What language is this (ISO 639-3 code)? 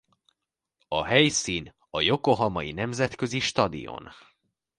hun